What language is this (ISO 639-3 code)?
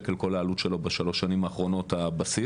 heb